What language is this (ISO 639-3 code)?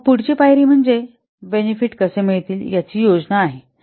mar